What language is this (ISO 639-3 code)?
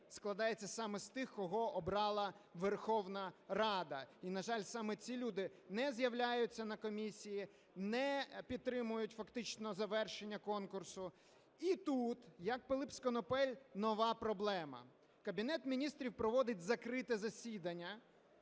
ukr